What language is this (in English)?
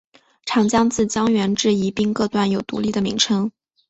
Chinese